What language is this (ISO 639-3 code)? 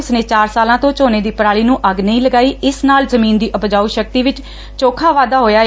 pan